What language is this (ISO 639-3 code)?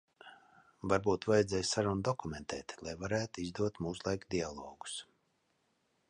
lav